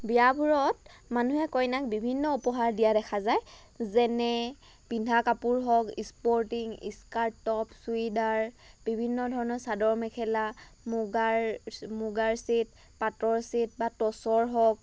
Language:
Assamese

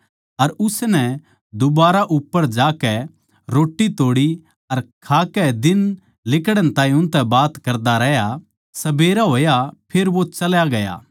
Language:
Haryanvi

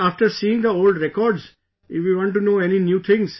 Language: English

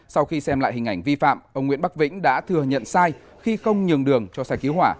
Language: Vietnamese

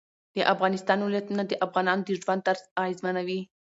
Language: Pashto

